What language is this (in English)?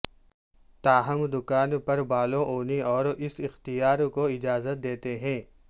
Urdu